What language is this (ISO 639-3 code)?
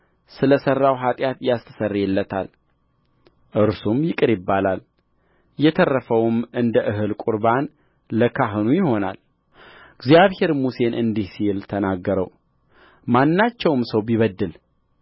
amh